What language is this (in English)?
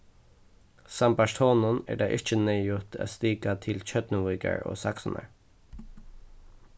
Faroese